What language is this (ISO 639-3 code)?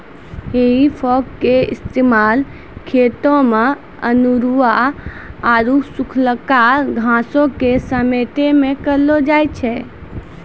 mai